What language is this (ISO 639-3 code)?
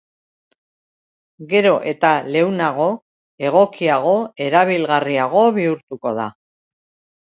eus